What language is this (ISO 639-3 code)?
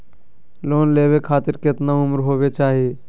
mag